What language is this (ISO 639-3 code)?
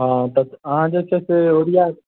mai